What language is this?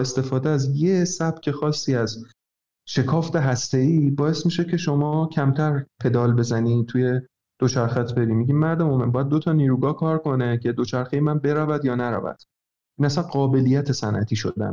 Persian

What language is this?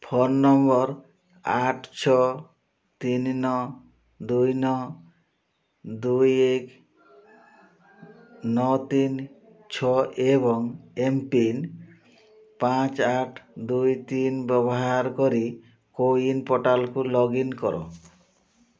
Odia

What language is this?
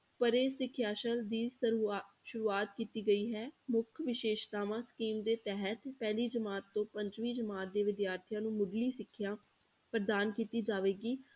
Punjabi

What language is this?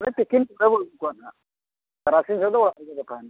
Santali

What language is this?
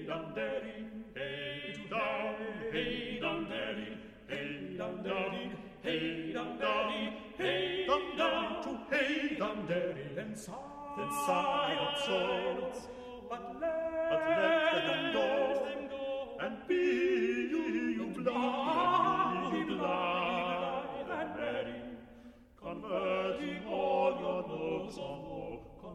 Hungarian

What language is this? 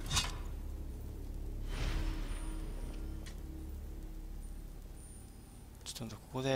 Japanese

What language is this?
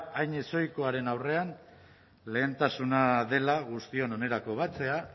Basque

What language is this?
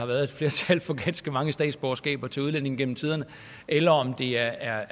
Danish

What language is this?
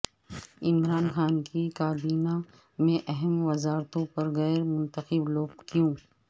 Urdu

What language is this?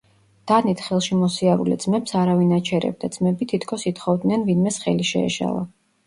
Georgian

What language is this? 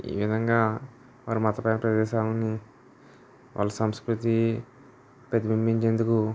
Telugu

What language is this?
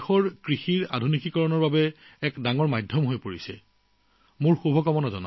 Assamese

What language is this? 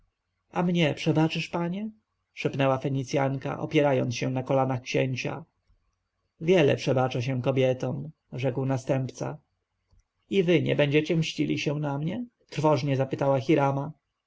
Polish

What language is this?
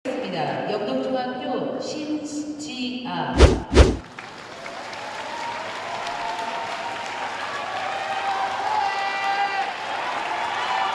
Korean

